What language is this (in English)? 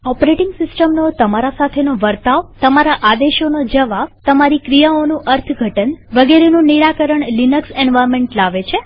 Gujarati